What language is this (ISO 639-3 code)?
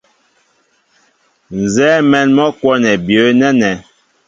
mbo